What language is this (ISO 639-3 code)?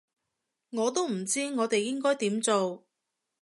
yue